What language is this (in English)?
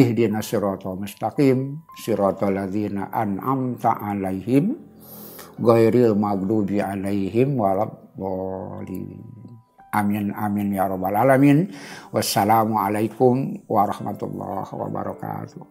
Indonesian